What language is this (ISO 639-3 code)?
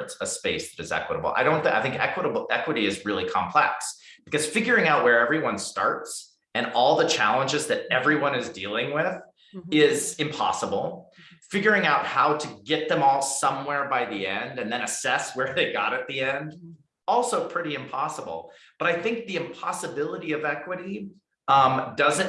eng